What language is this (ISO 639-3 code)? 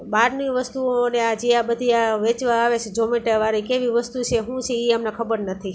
guj